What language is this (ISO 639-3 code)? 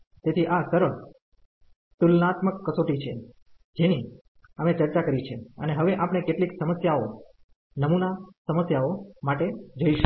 guj